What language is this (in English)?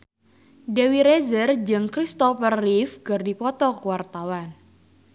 Sundanese